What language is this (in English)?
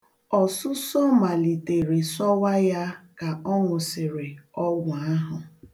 Igbo